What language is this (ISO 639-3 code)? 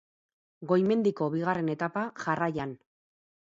eus